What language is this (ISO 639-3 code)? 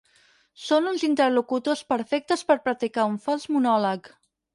cat